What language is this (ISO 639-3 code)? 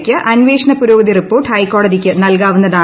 mal